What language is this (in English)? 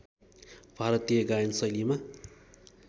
Nepali